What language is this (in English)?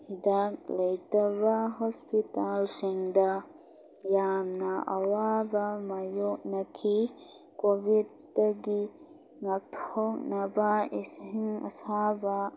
Manipuri